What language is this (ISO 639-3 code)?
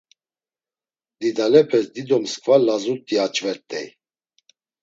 lzz